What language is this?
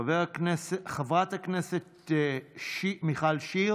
Hebrew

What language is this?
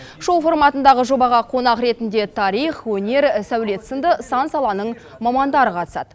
Kazakh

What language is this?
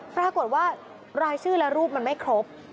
Thai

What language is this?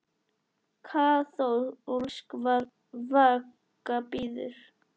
Icelandic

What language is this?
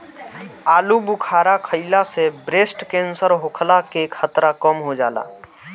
Bhojpuri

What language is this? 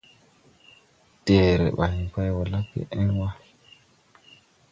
Tupuri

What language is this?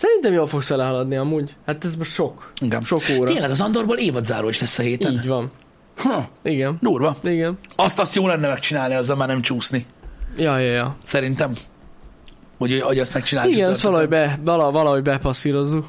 Hungarian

